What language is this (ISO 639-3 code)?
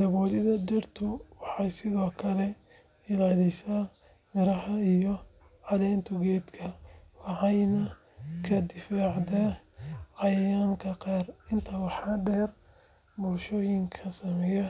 som